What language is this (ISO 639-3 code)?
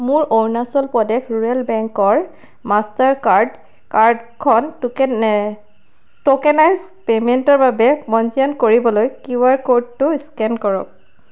asm